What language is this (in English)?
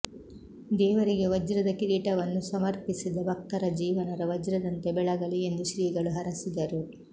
Kannada